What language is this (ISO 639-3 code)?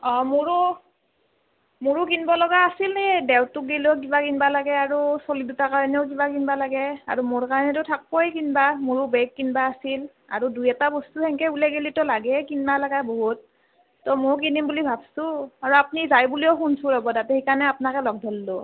asm